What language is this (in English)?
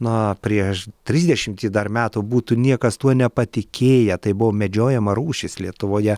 Lithuanian